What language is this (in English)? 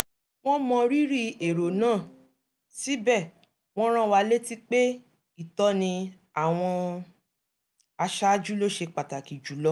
Yoruba